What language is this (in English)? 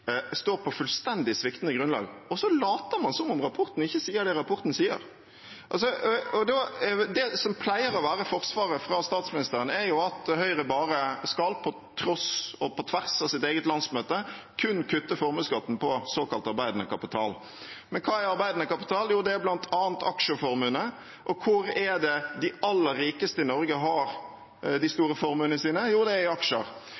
Norwegian Bokmål